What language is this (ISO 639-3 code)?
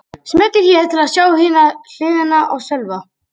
isl